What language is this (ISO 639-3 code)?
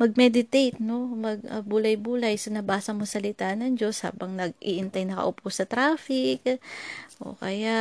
fil